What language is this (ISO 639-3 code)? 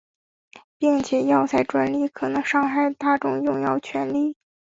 zho